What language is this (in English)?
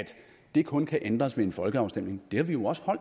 Danish